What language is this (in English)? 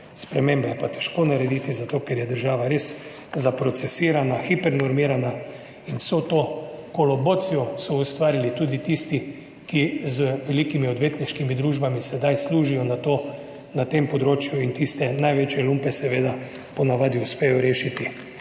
Slovenian